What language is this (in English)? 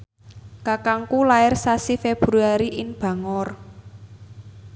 Javanese